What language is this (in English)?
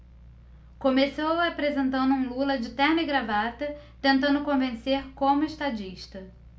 Portuguese